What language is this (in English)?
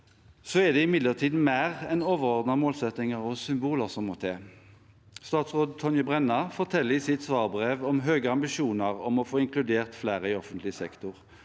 Norwegian